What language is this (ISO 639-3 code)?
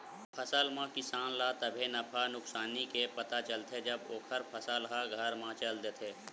hne